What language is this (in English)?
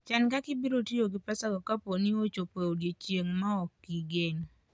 Luo (Kenya and Tanzania)